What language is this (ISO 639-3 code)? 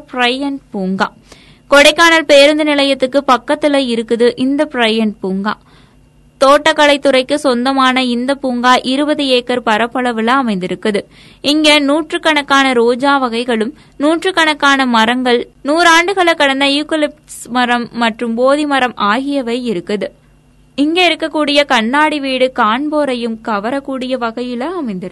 tam